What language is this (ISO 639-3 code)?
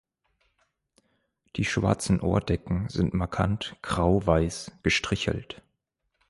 deu